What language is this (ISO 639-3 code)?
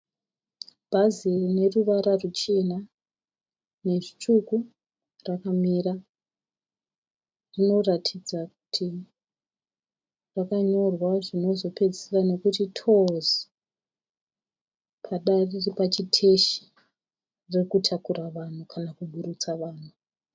sna